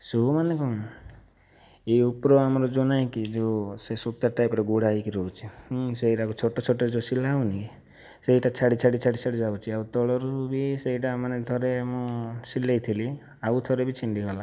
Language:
Odia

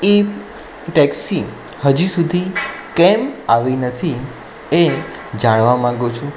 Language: Gujarati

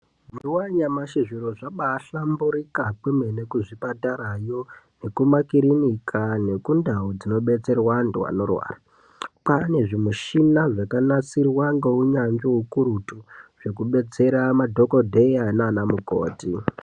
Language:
Ndau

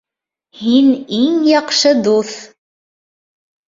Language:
Bashkir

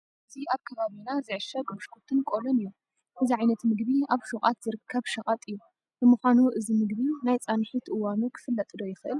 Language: Tigrinya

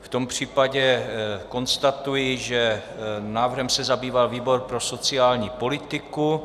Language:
Czech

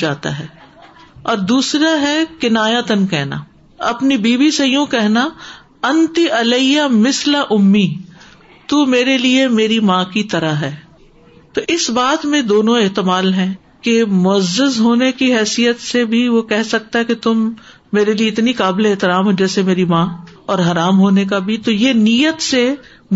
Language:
Urdu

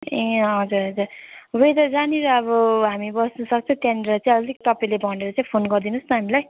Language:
Nepali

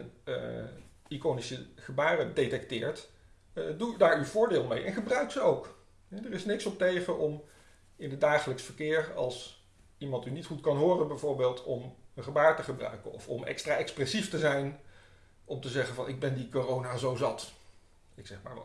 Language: Dutch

